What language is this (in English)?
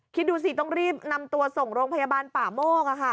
Thai